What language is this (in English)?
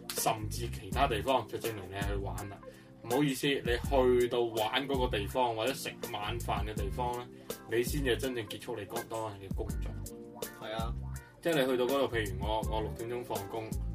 Chinese